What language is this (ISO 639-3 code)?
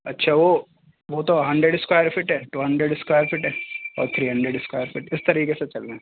urd